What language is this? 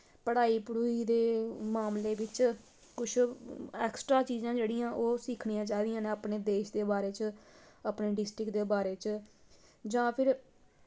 Dogri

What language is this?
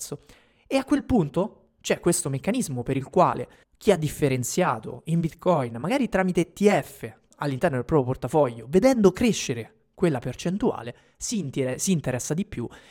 Italian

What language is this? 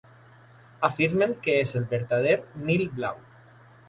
Catalan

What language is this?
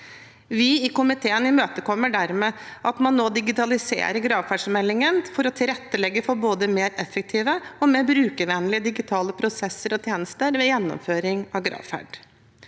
Norwegian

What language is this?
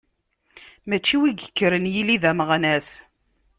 Kabyle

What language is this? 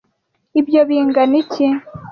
Kinyarwanda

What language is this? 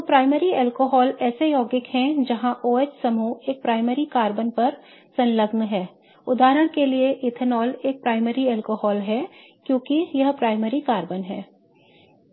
Hindi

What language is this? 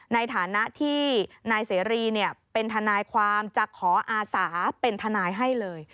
Thai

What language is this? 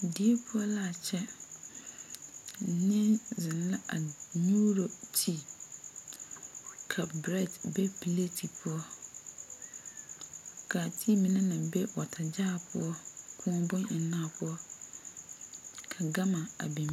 Southern Dagaare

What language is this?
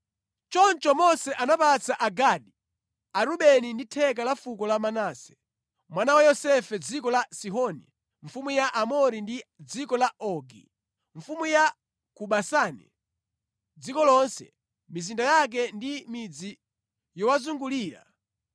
Nyanja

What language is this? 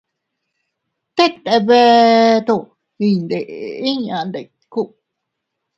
Teutila Cuicatec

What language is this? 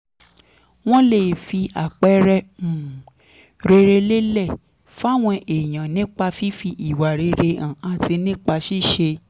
Yoruba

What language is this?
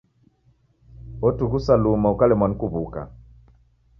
Taita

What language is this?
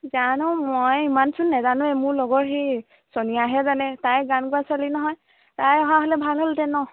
Assamese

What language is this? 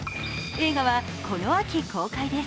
Japanese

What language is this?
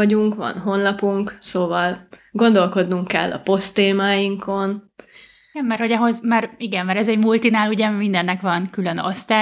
Hungarian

